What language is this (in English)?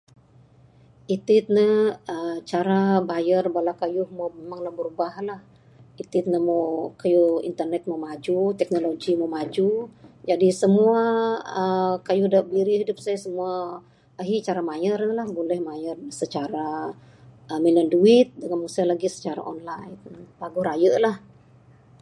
Bukar-Sadung Bidayuh